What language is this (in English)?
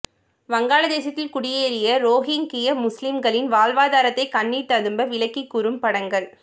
Tamil